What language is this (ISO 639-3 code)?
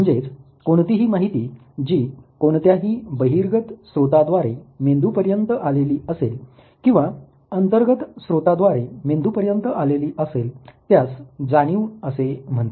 mar